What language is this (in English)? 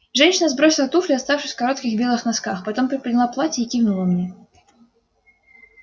Russian